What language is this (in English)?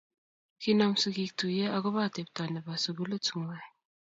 Kalenjin